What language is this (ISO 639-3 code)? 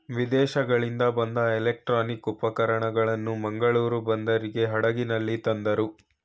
kan